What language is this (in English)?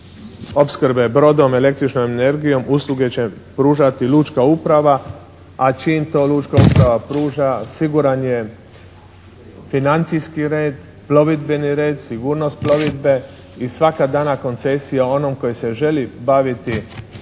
Croatian